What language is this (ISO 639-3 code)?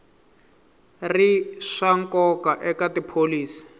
tso